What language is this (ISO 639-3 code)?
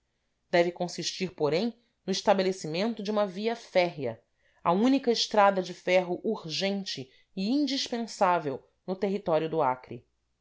por